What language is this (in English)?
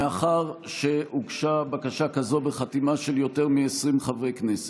Hebrew